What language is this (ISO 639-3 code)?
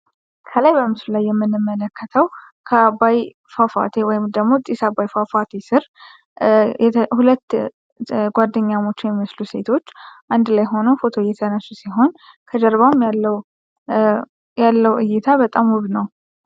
amh